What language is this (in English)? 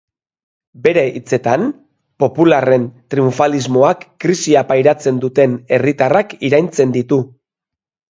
Basque